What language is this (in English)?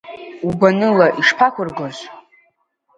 Abkhazian